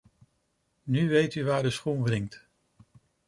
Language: Dutch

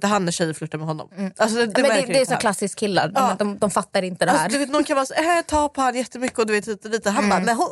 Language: Swedish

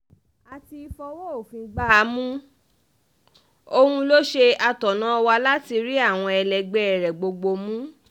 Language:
Yoruba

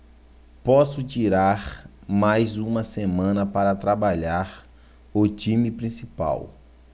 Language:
Portuguese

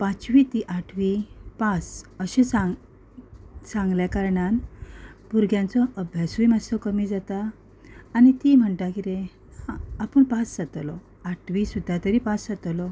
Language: Konkani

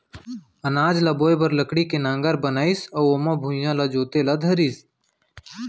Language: Chhattisgarhi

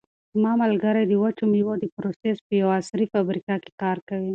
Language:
Pashto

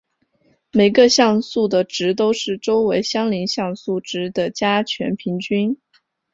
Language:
Chinese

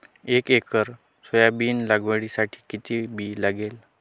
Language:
Marathi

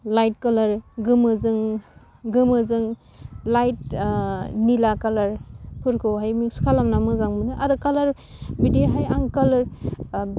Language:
Bodo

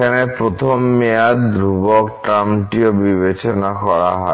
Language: Bangla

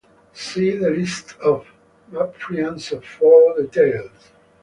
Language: English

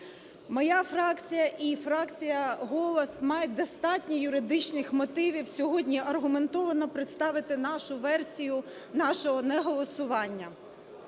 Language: Ukrainian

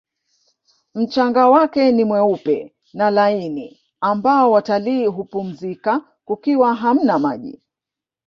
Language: Swahili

